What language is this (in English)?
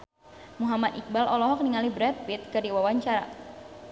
Sundanese